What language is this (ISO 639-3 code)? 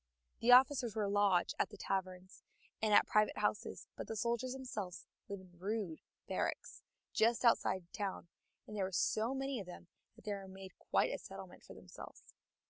eng